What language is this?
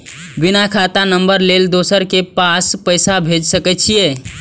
Maithili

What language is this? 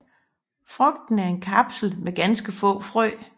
Danish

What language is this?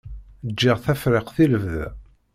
Kabyle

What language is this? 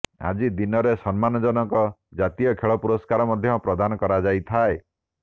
Odia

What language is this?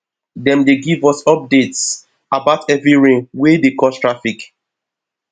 Nigerian Pidgin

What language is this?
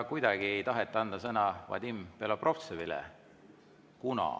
Estonian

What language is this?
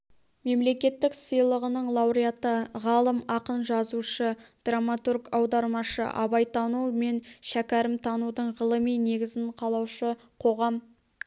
Kazakh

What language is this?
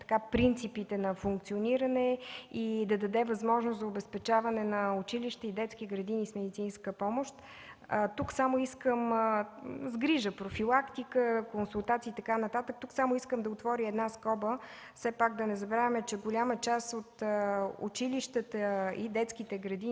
Bulgarian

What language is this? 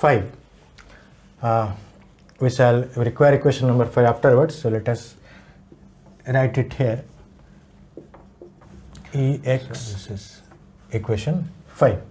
English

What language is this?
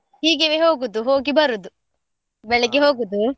Kannada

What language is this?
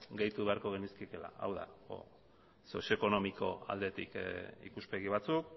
Basque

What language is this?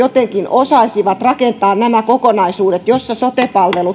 Finnish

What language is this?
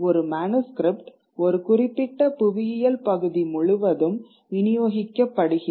Tamil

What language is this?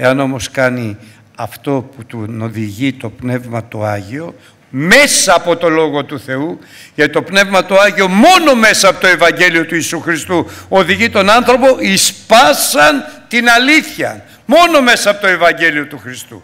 Greek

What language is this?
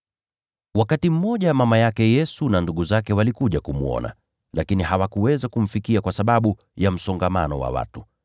Swahili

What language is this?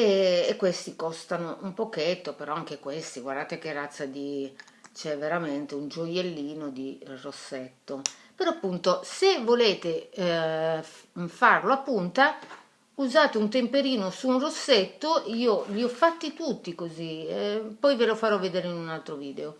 Italian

